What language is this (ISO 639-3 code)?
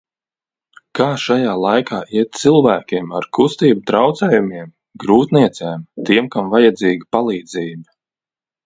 lav